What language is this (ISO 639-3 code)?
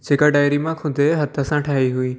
snd